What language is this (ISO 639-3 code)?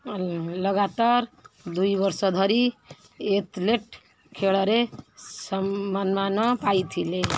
ori